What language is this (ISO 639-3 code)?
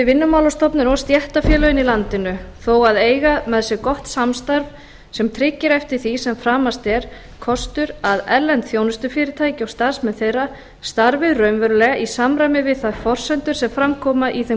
isl